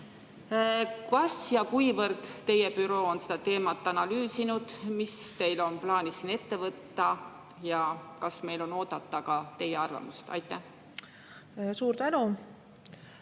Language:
Estonian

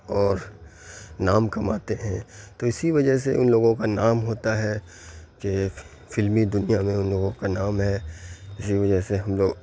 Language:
Urdu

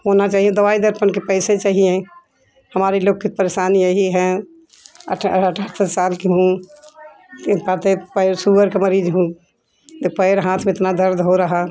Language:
Hindi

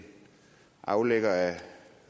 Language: Danish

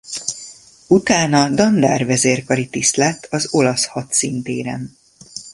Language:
Hungarian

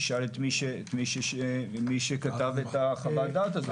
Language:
Hebrew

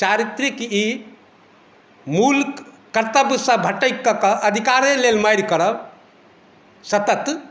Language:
Maithili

